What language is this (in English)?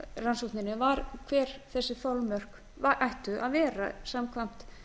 Icelandic